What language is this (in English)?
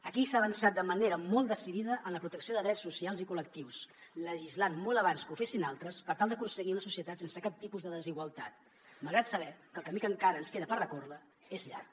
Catalan